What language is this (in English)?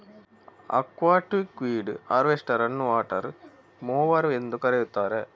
Kannada